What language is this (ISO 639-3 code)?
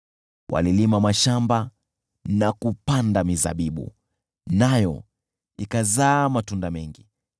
swa